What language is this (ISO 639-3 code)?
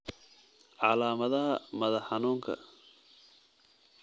som